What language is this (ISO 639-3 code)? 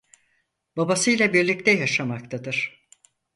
tur